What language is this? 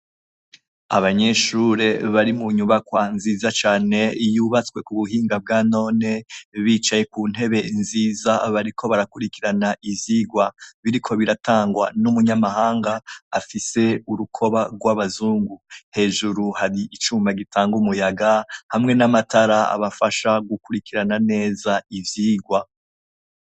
Rundi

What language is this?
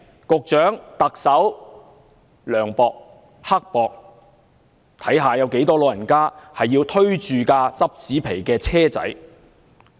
Cantonese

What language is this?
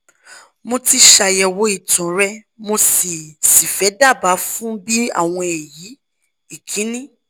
Yoruba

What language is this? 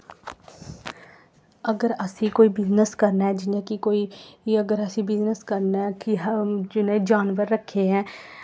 Dogri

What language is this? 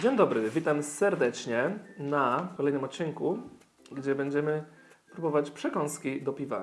Polish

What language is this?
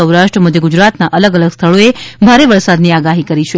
Gujarati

